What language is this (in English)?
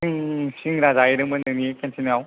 Bodo